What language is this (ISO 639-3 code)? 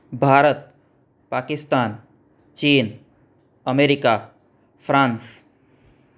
guj